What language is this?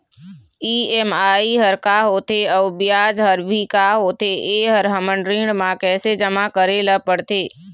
Chhattisgarhi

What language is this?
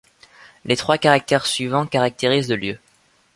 French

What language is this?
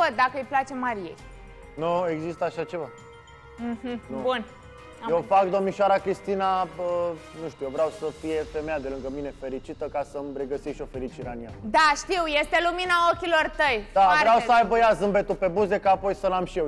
Romanian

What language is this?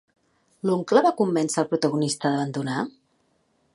Catalan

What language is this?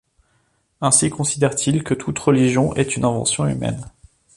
French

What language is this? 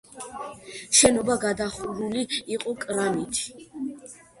Georgian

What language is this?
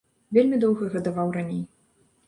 Belarusian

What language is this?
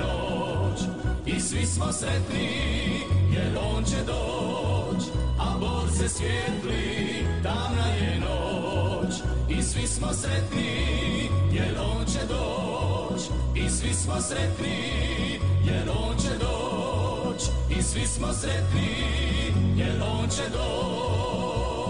Croatian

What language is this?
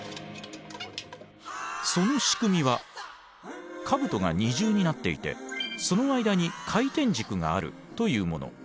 Japanese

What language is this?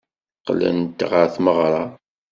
Kabyle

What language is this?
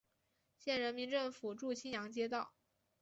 Chinese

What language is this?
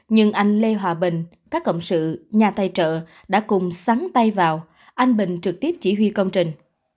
Vietnamese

